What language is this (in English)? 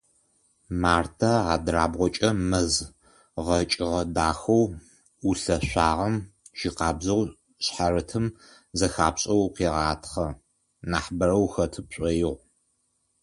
Adyghe